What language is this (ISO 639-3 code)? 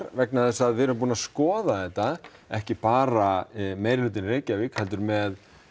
isl